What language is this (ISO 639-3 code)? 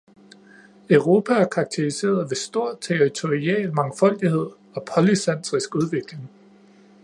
dan